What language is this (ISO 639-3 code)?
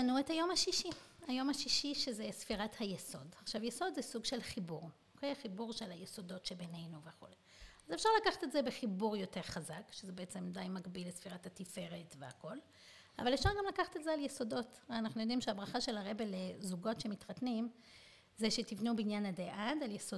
heb